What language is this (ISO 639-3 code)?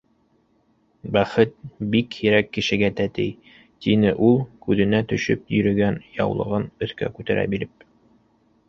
bak